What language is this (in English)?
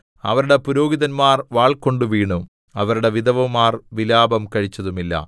Malayalam